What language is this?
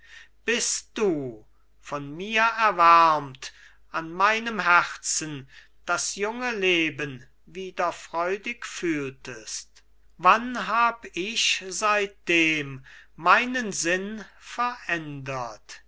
German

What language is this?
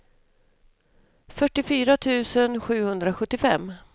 Swedish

